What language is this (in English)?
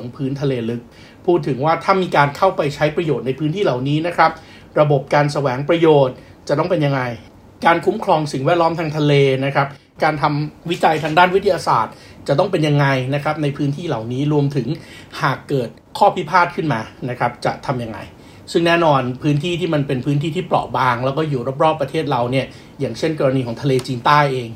Thai